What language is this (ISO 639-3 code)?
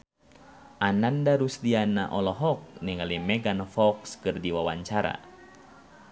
sun